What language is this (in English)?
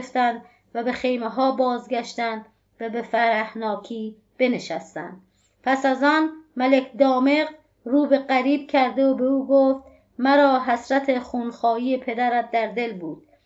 Persian